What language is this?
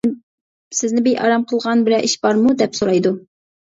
Uyghur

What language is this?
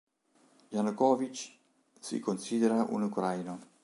Italian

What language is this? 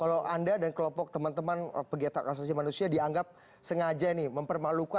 Indonesian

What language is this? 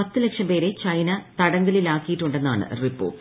Malayalam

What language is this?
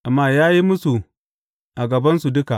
Hausa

